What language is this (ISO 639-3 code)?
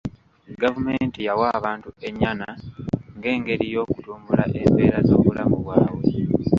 lug